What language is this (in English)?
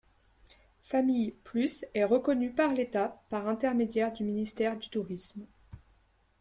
French